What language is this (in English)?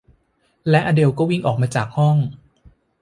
Thai